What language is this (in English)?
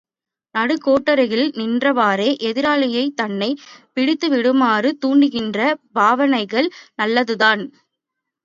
Tamil